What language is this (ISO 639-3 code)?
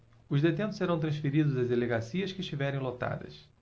por